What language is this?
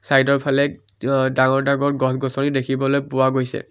Assamese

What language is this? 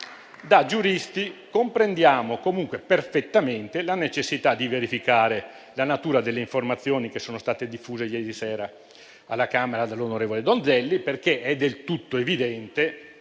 Italian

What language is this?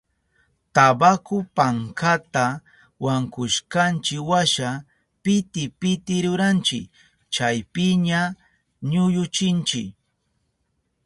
Southern Pastaza Quechua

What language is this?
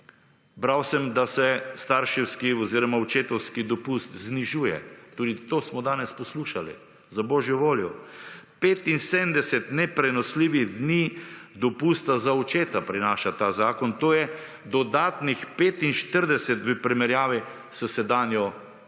Slovenian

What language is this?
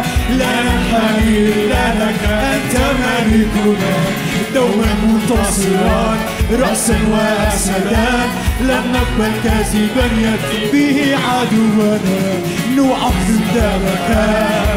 Arabic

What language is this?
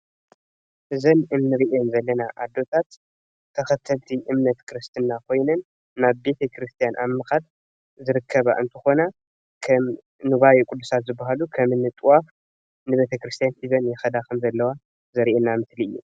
Tigrinya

